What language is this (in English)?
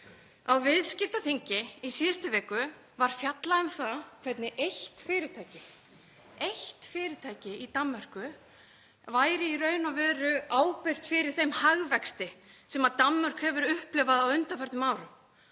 Icelandic